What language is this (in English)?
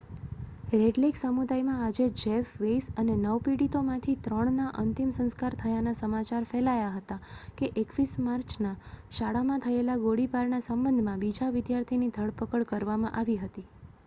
Gujarati